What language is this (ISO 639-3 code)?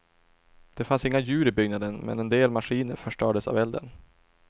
swe